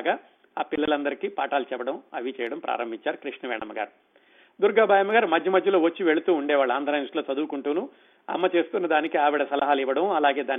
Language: Telugu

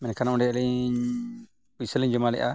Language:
Santali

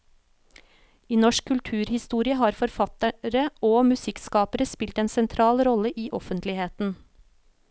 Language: Norwegian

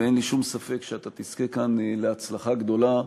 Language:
Hebrew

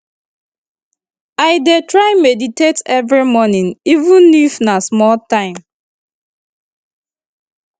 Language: Nigerian Pidgin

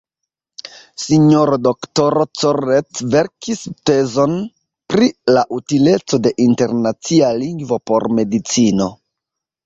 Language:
Esperanto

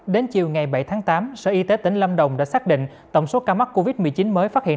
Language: Vietnamese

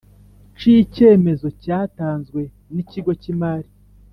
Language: Kinyarwanda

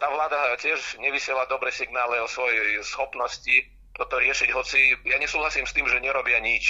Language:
Czech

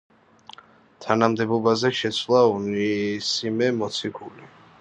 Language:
Georgian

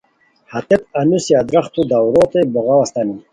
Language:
Khowar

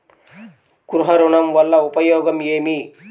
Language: Telugu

